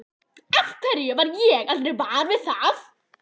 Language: Icelandic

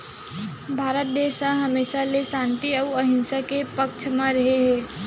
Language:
Chhattisgarhi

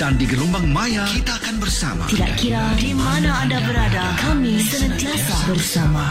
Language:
Malay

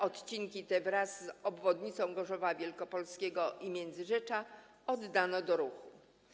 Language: Polish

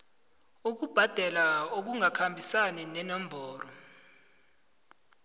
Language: South Ndebele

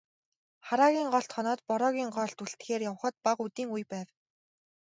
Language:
Mongolian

